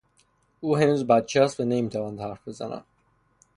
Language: Persian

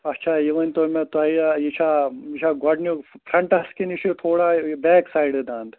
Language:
Kashmiri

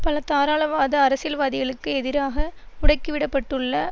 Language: Tamil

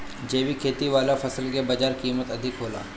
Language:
Bhojpuri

